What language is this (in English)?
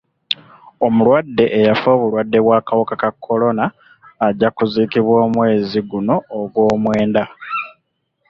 Ganda